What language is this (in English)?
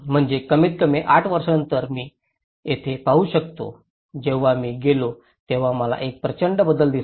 Marathi